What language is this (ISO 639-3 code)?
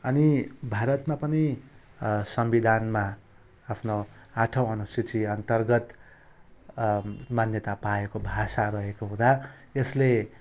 nep